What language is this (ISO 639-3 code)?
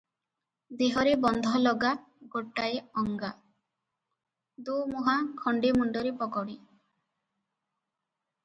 ori